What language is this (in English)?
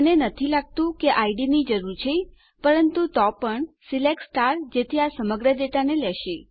Gujarati